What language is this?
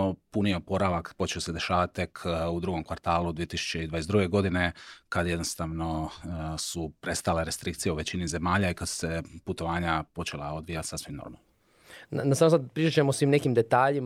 Croatian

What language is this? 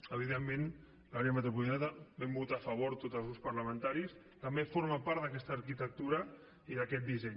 Catalan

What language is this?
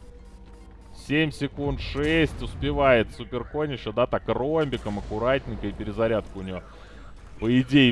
Russian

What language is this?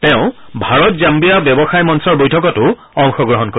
Assamese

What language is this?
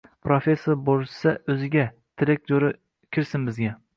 Uzbek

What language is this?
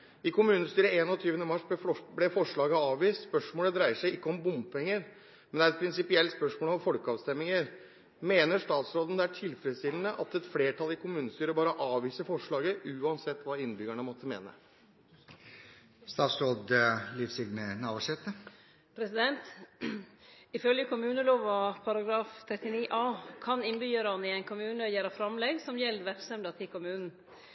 Norwegian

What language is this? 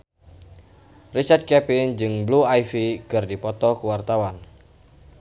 Sundanese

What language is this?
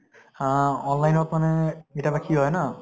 Assamese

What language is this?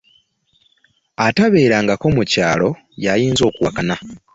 Ganda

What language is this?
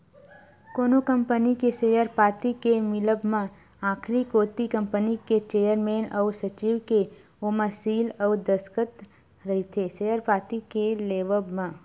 Chhattisgarhi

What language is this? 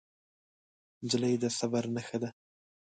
Pashto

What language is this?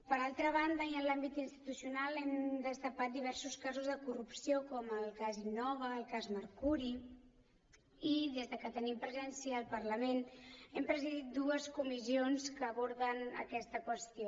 Catalan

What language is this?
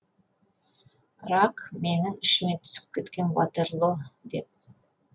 Kazakh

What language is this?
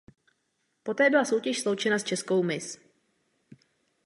Czech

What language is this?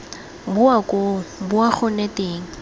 Tswana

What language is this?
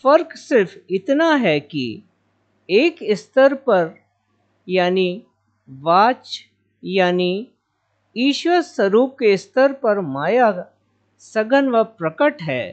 Hindi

